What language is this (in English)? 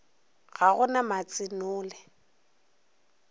Northern Sotho